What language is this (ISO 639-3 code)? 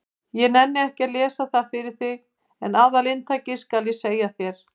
isl